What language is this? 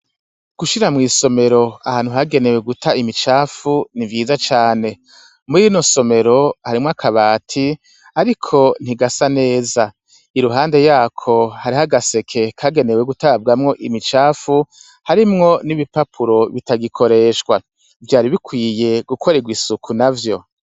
Rundi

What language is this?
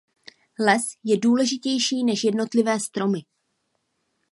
Czech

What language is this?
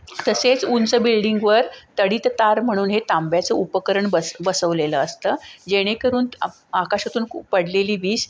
Marathi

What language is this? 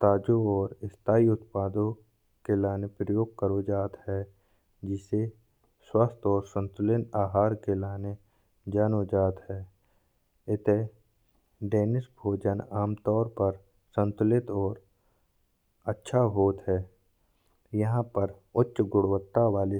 Bundeli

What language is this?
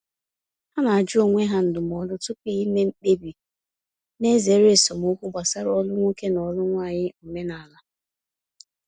Igbo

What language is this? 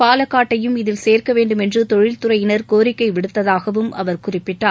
Tamil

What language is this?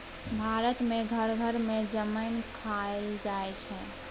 Maithili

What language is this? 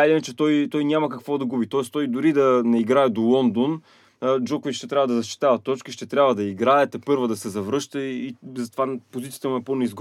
Bulgarian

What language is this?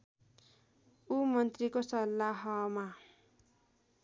Nepali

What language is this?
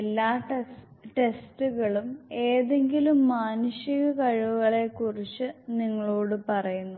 Malayalam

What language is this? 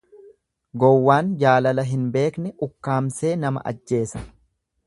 Oromo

